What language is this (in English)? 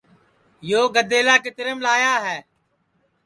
Sansi